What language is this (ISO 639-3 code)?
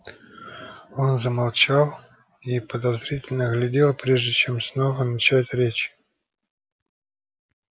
rus